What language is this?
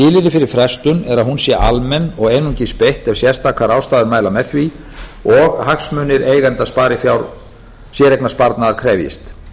Icelandic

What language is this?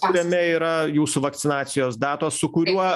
Lithuanian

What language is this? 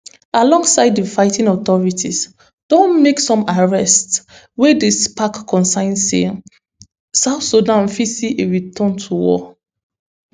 Nigerian Pidgin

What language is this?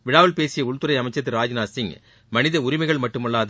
Tamil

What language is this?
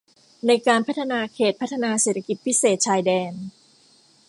Thai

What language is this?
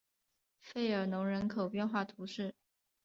Chinese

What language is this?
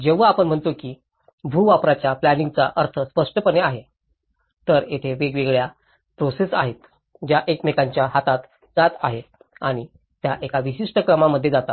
Marathi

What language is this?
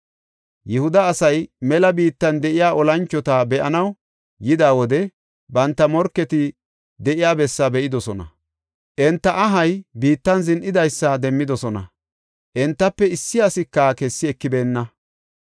Gofa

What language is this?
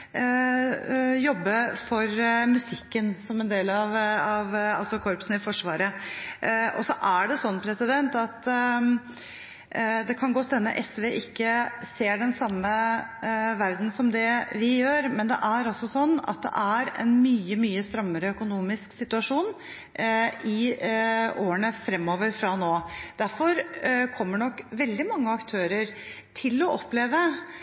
Norwegian Bokmål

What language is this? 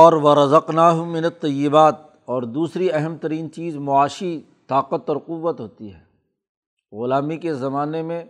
Urdu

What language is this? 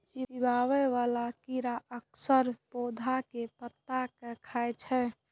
Maithili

